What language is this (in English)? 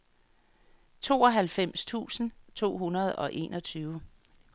Danish